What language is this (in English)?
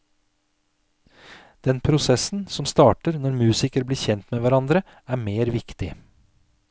Norwegian